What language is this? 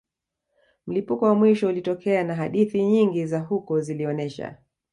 Swahili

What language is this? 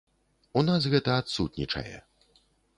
Belarusian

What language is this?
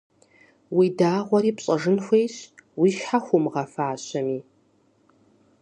Kabardian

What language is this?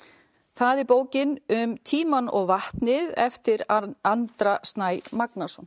Icelandic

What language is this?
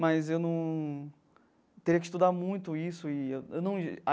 Portuguese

